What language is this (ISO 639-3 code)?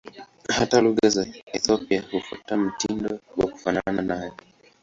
swa